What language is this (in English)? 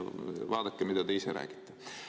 Estonian